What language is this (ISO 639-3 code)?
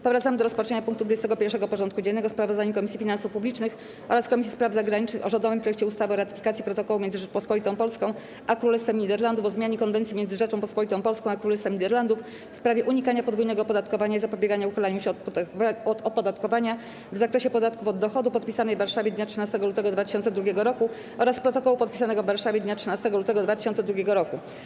pol